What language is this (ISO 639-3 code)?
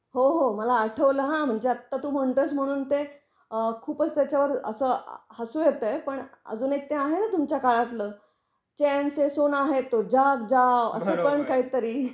mar